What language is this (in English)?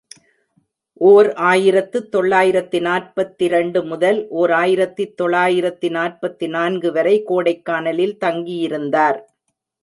Tamil